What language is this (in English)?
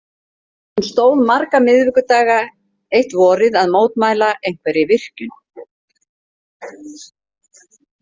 Icelandic